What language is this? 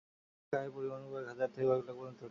Bangla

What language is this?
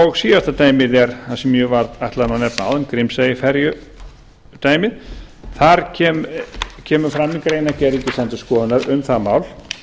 Icelandic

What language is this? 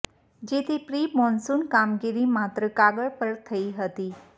Gujarati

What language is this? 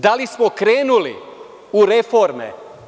Serbian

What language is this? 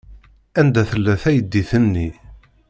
Kabyle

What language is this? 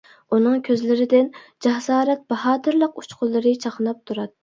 Uyghur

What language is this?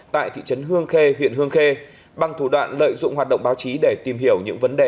Vietnamese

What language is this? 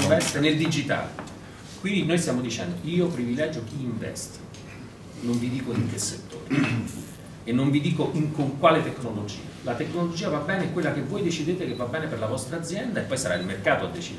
Italian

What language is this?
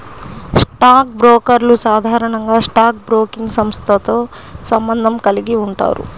Telugu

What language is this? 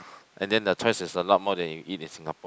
English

